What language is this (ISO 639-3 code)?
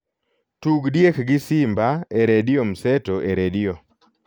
luo